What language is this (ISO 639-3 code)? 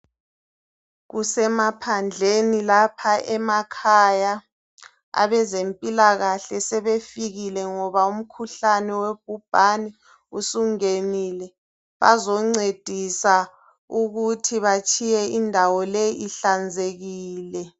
nde